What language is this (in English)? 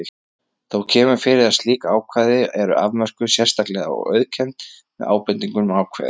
Icelandic